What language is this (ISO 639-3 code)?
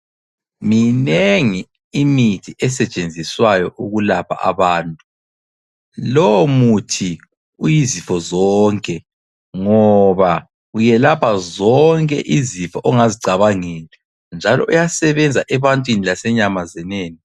nde